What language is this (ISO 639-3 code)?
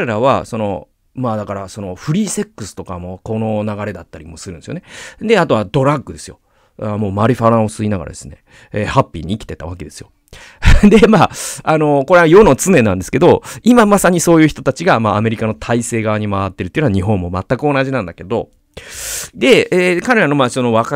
jpn